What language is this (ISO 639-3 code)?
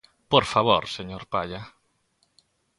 glg